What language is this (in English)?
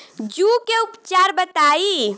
Bhojpuri